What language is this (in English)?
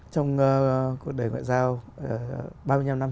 Vietnamese